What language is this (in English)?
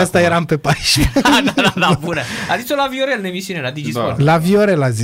Romanian